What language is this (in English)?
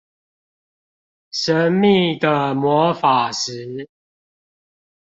Chinese